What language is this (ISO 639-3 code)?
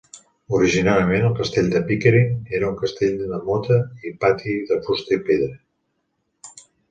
cat